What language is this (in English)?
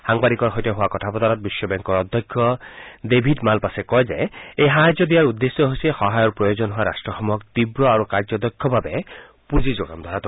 Assamese